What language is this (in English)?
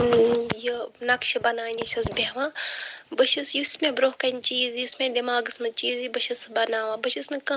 Kashmiri